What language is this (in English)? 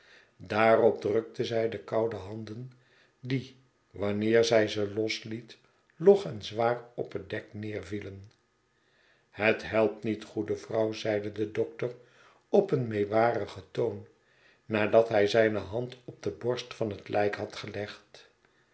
Dutch